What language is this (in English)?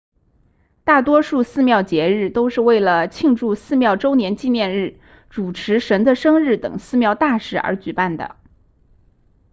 Chinese